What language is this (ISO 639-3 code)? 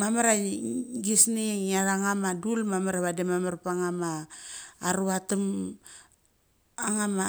gcc